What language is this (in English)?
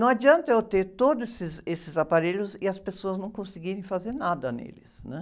Portuguese